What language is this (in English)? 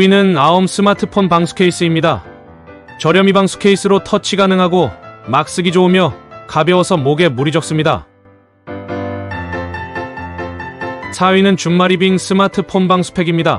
Korean